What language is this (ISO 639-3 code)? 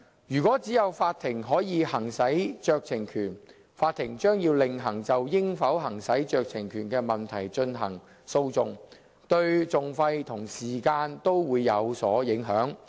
yue